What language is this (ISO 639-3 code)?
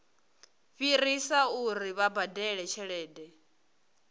ven